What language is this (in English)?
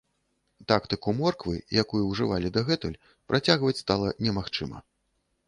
Belarusian